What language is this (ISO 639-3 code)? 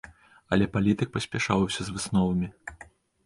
bel